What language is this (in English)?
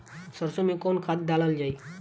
Bhojpuri